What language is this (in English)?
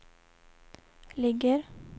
Swedish